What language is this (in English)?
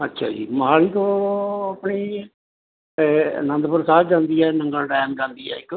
Punjabi